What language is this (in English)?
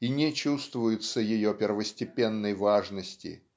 Russian